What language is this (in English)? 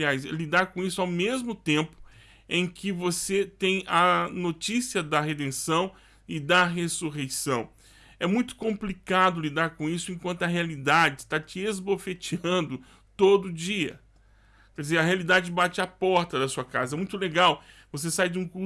Portuguese